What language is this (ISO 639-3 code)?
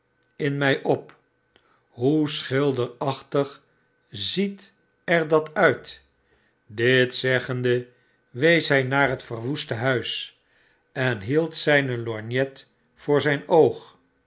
nld